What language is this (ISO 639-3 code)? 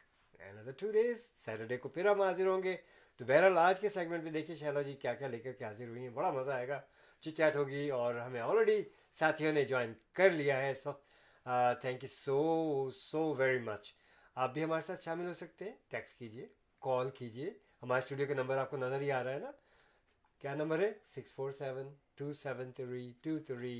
urd